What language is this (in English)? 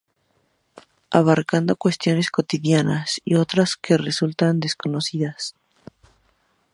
Spanish